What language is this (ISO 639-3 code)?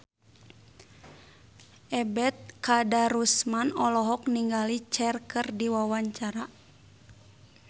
sun